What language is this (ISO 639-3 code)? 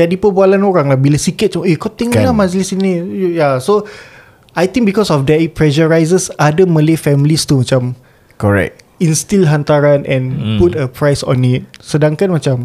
msa